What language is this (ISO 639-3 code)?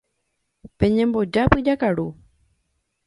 grn